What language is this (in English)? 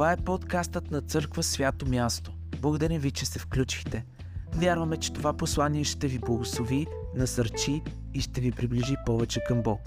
Bulgarian